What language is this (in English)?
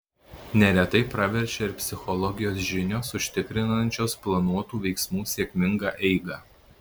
Lithuanian